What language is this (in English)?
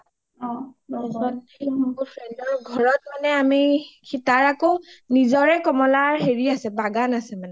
Assamese